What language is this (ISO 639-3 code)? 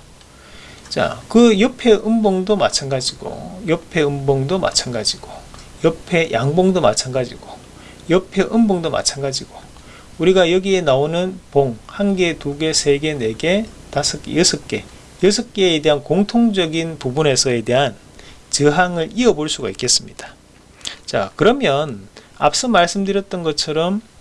kor